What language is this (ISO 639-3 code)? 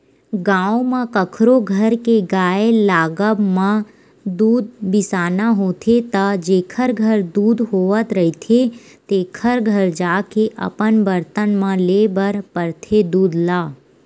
hne